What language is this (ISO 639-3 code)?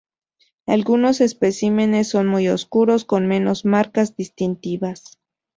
spa